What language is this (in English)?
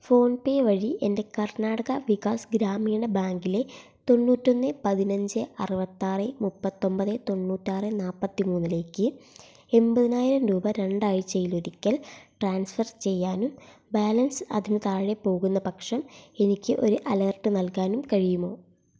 Malayalam